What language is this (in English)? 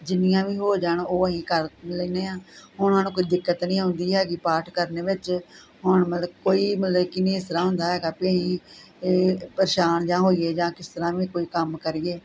Punjabi